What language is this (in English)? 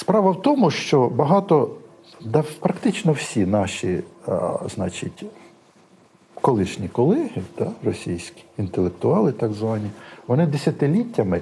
Ukrainian